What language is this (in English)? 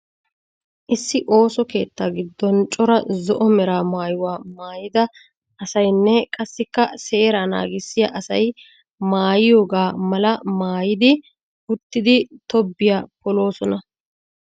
Wolaytta